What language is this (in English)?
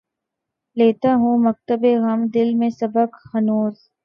Urdu